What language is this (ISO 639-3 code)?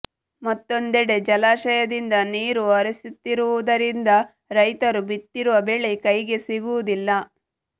kan